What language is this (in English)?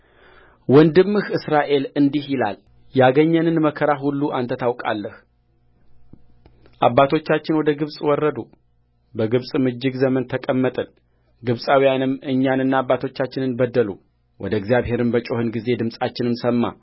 Amharic